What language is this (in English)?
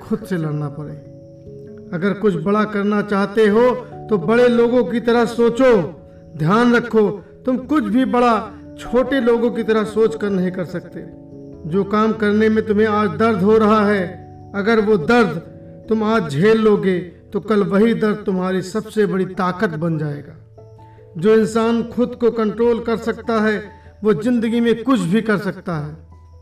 Hindi